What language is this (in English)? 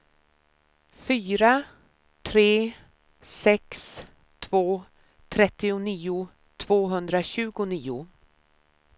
Swedish